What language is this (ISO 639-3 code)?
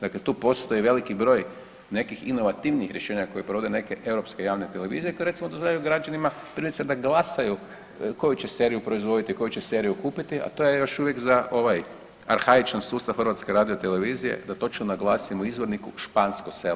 hrv